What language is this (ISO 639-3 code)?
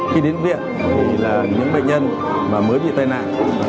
vie